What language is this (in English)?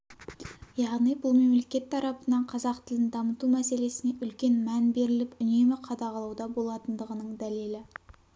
Kazakh